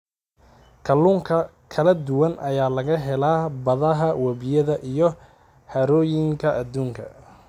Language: Somali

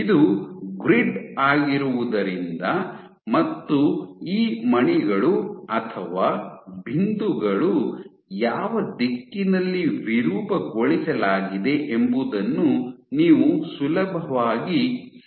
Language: Kannada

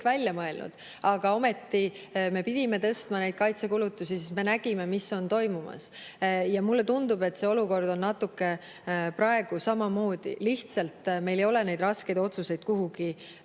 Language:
Estonian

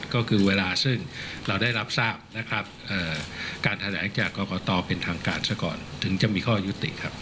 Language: Thai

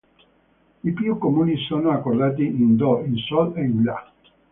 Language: Italian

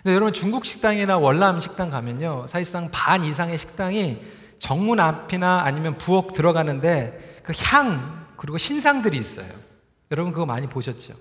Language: Korean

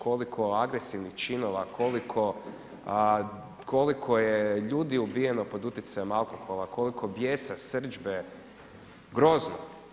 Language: Croatian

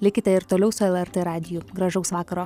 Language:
Lithuanian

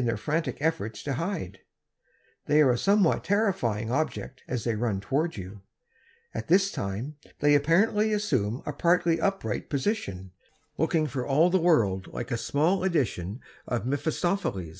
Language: English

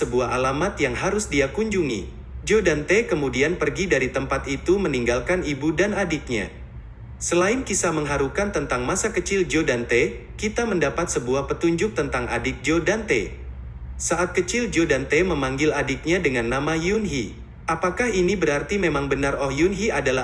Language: Indonesian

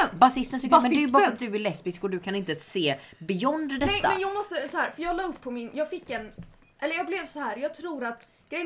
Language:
Swedish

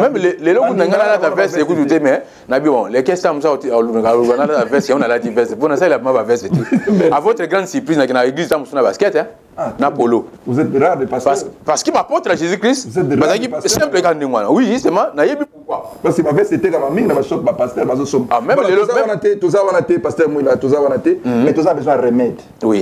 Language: French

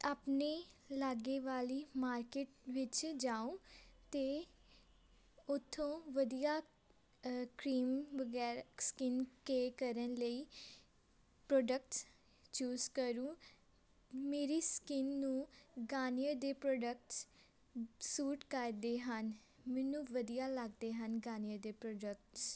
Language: Punjabi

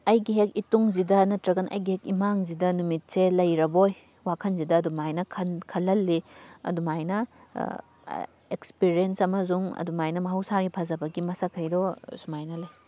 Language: Manipuri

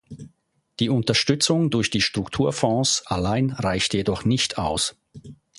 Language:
German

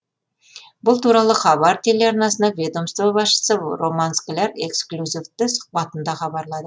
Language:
Kazakh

